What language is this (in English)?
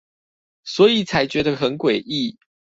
Chinese